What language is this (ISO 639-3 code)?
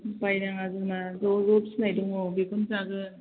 brx